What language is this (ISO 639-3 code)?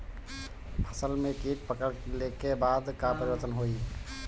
bho